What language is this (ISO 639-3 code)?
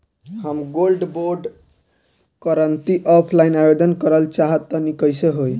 bho